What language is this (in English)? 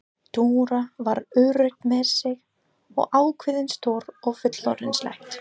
Icelandic